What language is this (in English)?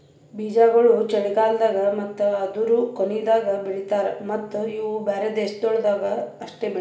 Kannada